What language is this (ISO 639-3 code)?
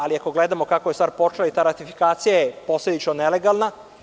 srp